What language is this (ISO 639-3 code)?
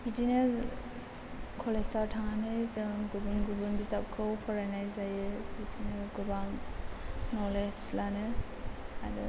brx